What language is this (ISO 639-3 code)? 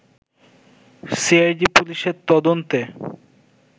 ben